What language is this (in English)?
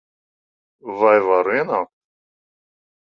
Latvian